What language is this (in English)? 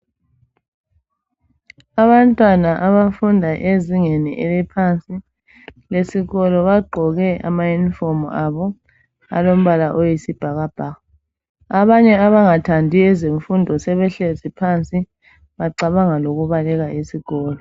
North Ndebele